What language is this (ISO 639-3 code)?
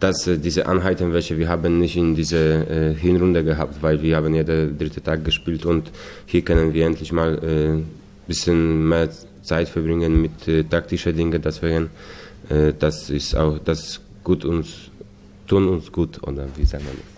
deu